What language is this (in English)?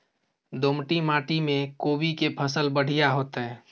Maithili